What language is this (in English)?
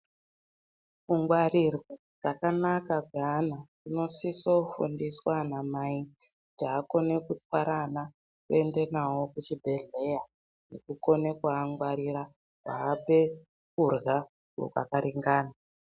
Ndau